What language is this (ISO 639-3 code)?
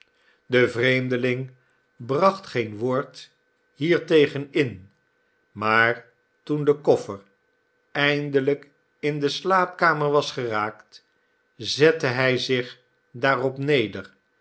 nld